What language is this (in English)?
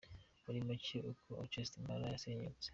Kinyarwanda